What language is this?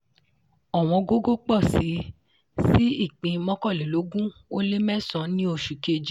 Yoruba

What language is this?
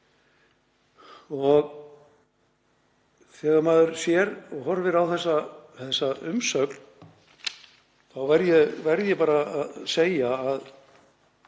Icelandic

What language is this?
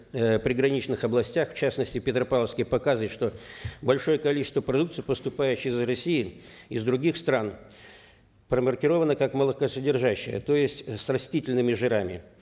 Kazakh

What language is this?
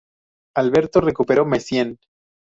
Spanish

